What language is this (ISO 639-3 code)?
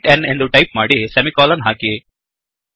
kan